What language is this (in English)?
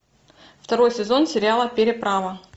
Russian